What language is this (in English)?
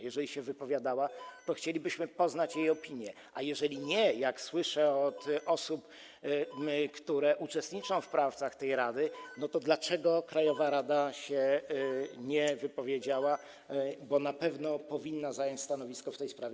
Polish